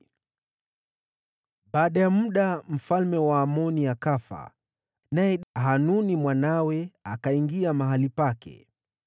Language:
Swahili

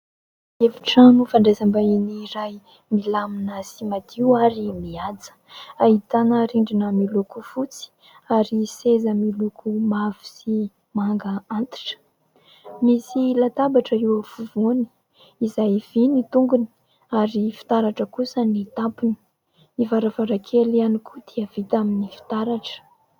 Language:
Malagasy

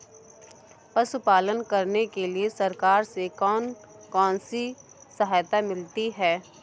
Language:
Hindi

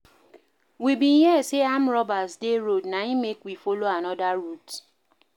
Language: Nigerian Pidgin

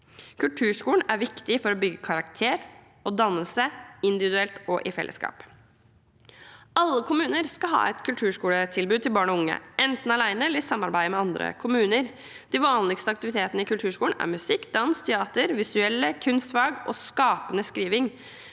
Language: Norwegian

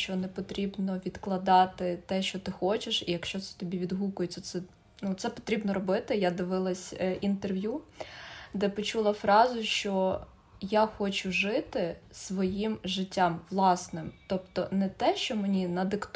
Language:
Ukrainian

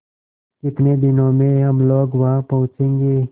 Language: Hindi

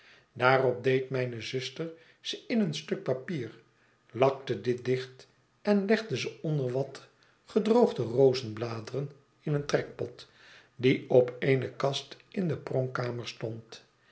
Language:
Dutch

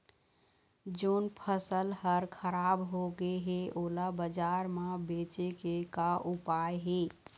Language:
Chhattisgarhi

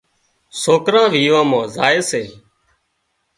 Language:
Wadiyara Koli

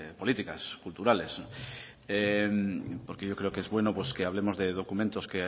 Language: Spanish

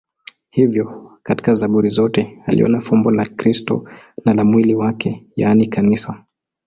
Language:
Swahili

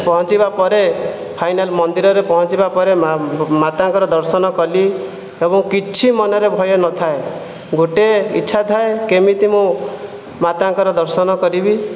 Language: Odia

